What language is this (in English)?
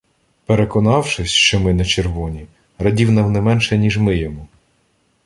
Ukrainian